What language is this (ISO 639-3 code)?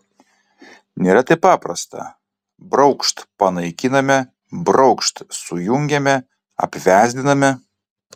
lit